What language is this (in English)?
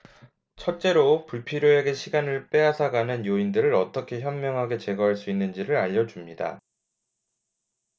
Korean